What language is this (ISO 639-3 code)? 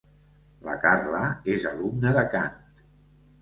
cat